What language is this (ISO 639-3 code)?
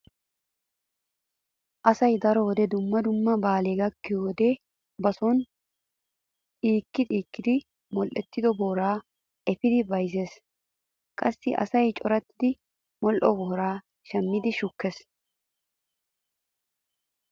wal